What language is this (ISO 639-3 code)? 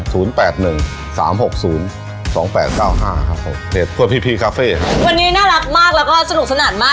tha